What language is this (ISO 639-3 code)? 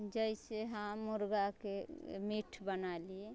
mai